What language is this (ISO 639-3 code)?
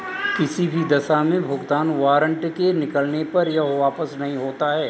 hin